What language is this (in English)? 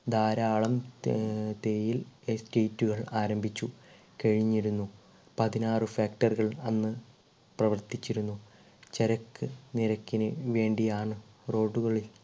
Malayalam